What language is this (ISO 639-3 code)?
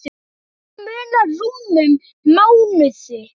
isl